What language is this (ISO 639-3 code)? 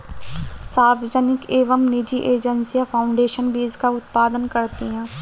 hin